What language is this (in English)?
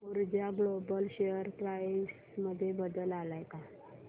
Marathi